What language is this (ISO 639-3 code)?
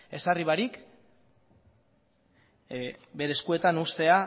eus